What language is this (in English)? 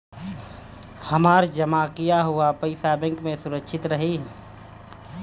Bhojpuri